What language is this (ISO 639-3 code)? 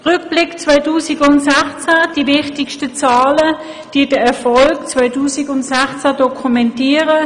gsw